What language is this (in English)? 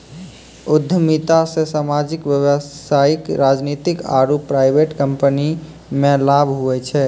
Maithili